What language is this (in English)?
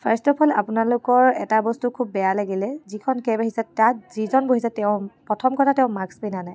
Assamese